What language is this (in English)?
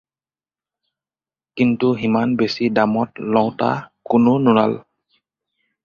Assamese